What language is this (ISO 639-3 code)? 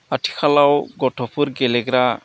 brx